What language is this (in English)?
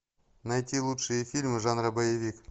Russian